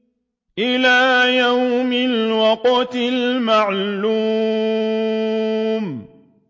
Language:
Arabic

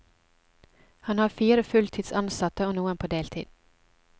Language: Norwegian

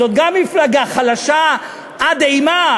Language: Hebrew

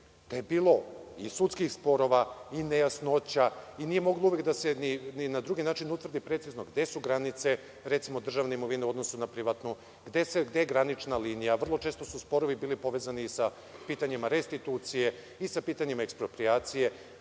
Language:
Serbian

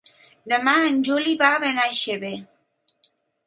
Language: Catalan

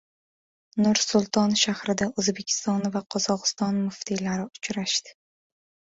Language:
Uzbek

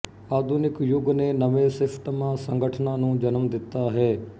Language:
Punjabi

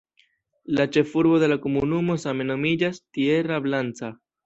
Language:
Esperanto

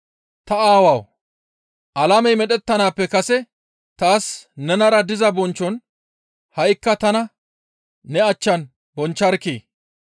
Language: Gamo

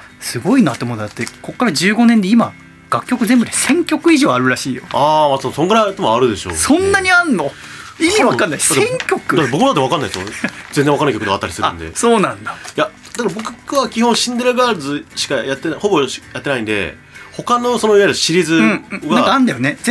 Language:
Japanese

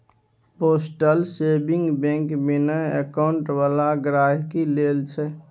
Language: Maithili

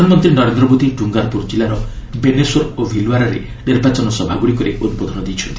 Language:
Odia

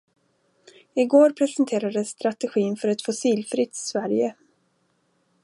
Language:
Swedish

